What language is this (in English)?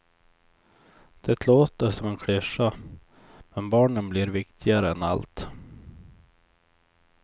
Swedish